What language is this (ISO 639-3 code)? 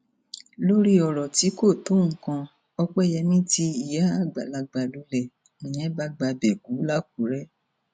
yor